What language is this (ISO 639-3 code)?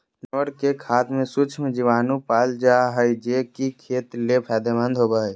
mag